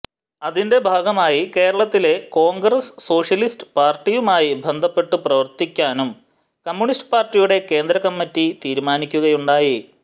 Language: Malayalam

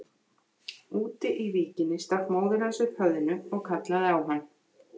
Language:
Icelandic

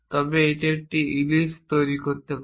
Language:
Bangla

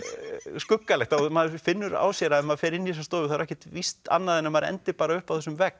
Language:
Icelandic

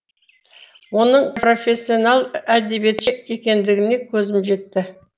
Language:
Kazakh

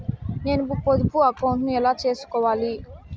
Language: Telugu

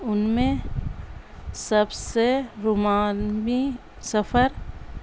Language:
Urdu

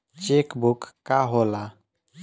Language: Bhojpuri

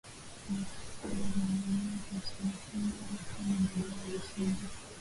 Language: Swahili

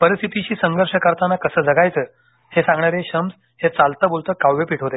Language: Marathi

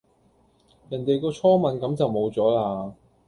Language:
Cantonese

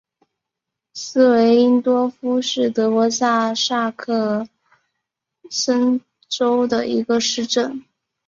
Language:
Chinese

